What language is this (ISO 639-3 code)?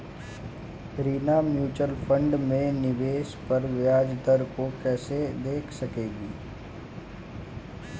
hin